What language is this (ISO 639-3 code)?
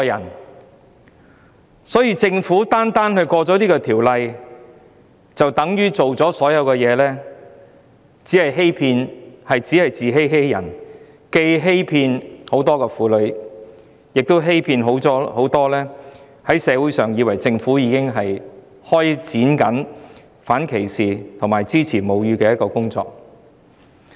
yue